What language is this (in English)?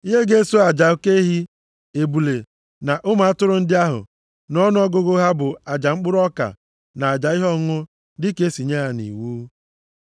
Igbo